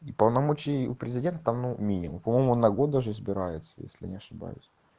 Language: Russian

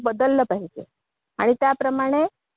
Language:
Marathi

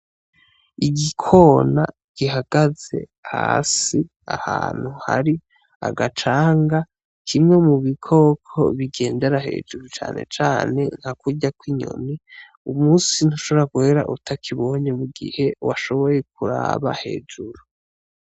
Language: Rundi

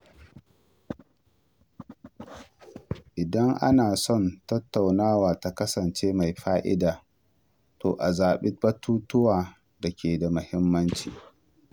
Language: Hausa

